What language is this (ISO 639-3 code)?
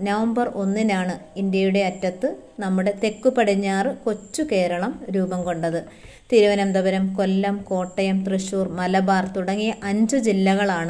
ara